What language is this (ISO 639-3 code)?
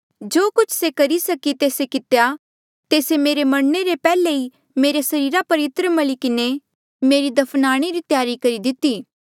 mjl